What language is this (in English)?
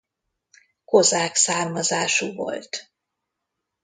Hungarian